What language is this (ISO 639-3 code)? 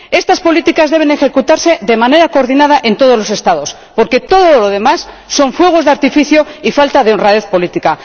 spa